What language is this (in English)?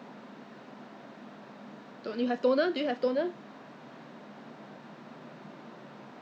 English